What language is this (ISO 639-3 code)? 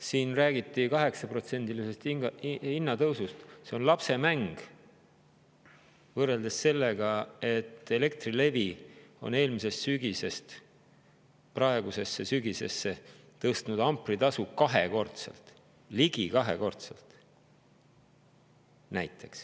est